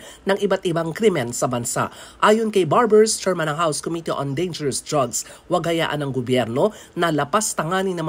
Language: Filipino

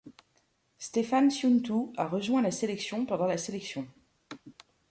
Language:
French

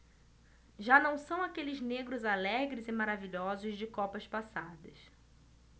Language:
Portuguese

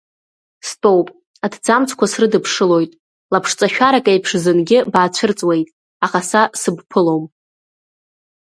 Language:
Abkhazian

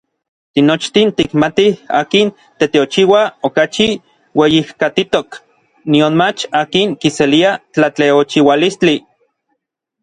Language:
Orizaba Nahuatl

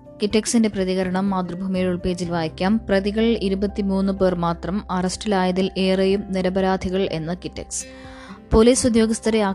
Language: Malayalam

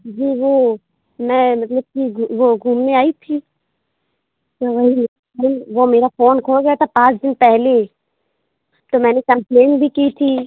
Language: Urdu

